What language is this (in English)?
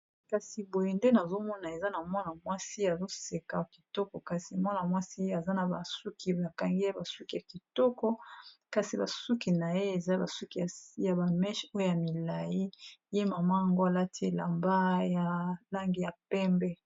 Lingala